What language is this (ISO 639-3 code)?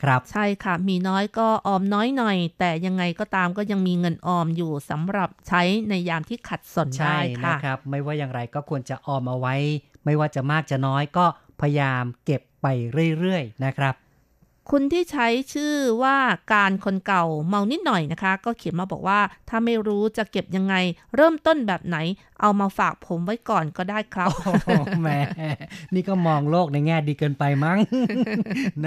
tha